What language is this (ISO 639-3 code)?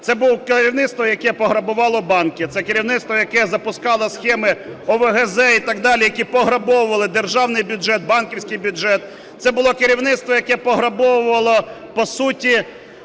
ukr